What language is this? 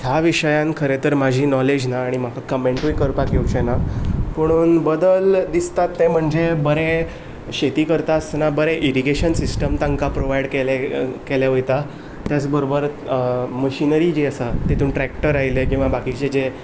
Konkani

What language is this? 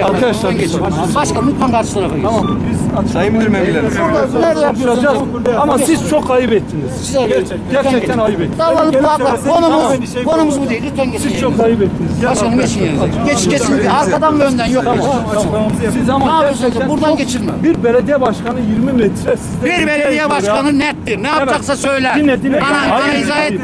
Turkish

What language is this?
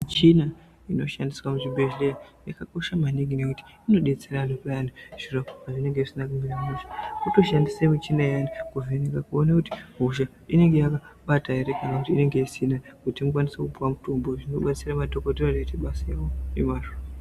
Ndau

